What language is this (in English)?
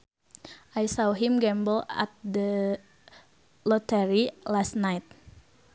Sundanese